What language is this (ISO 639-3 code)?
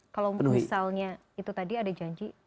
ind